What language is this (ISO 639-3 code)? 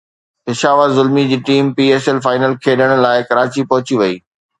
snd